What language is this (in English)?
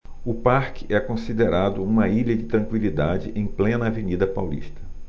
Portuguese